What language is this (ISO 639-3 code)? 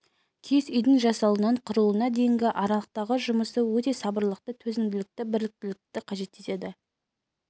kaz